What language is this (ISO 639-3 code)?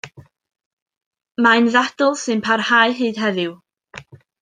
cym